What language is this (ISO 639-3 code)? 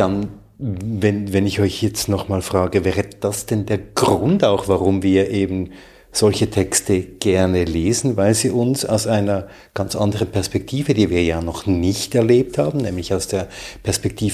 deu